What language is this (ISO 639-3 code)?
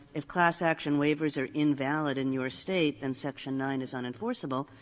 eng